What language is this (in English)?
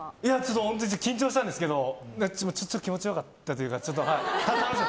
Japanese